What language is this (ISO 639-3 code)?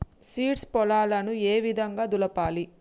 tel